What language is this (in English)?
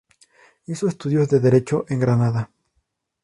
Spanish